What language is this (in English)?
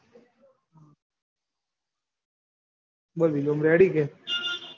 Gujarati